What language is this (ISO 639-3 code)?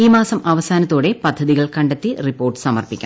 mal